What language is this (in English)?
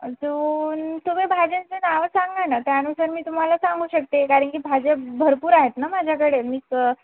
Marathi